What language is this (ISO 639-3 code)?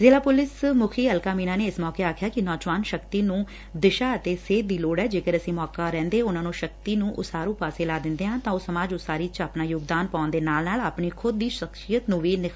pan